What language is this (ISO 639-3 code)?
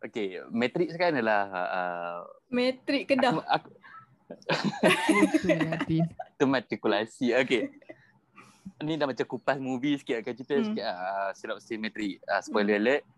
msa